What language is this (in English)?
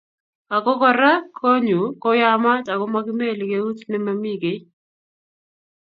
Kalenjin